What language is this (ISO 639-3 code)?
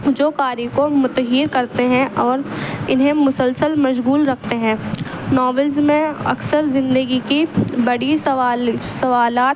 urd